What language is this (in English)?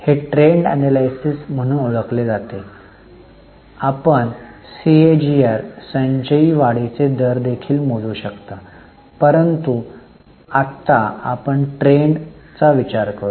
Marathi